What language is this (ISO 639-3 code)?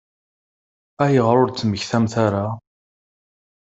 kab